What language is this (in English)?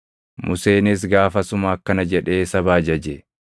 Oromo